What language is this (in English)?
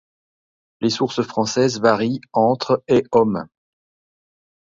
French